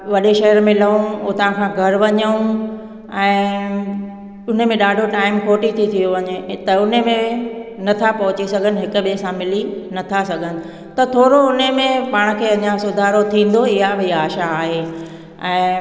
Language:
Sindhi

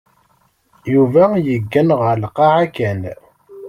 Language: Kabyle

